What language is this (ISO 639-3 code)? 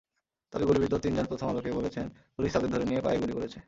ben